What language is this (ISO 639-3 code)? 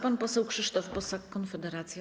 pol